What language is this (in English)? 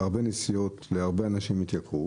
Hebrew